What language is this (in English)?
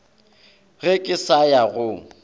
Northern Sotho